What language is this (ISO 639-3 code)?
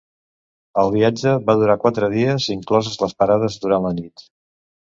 cat